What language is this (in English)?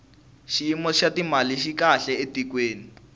Tsonga